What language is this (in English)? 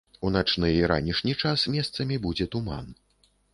Belarusian